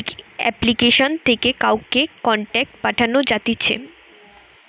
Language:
Bangla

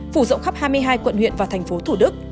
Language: Vietnamese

